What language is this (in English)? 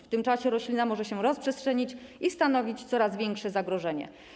Polish